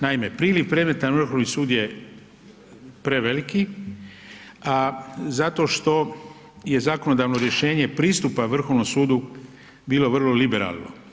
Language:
Croatian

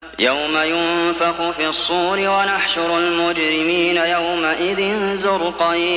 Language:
Arabic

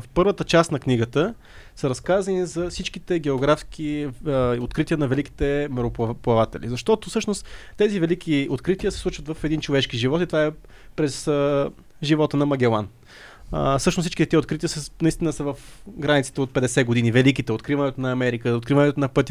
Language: Bulgarian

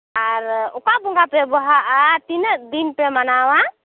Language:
Santali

